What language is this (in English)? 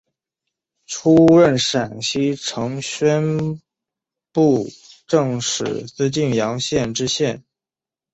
Chinese